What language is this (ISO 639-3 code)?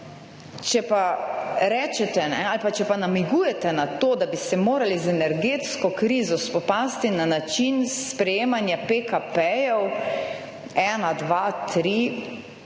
slv